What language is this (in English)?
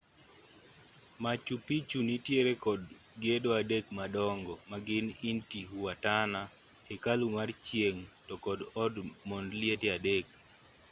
Luo (Kenya and Tanzania)